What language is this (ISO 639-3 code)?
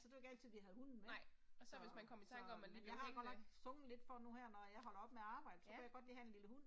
dan